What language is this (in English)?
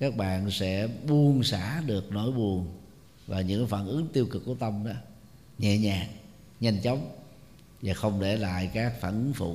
Vietnamese